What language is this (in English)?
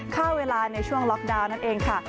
Thai